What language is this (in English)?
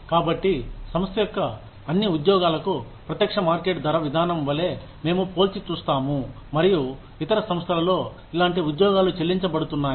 Telugu